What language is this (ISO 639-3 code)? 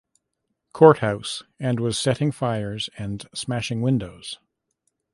eng